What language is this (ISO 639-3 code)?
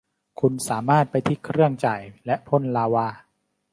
tha